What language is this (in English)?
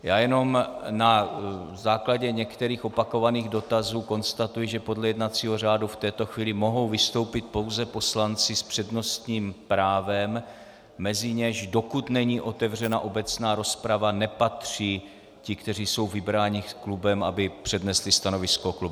Czech